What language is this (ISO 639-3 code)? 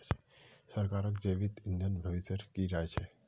mag